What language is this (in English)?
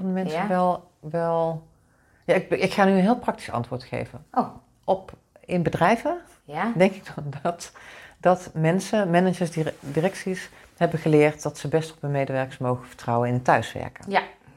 Dutch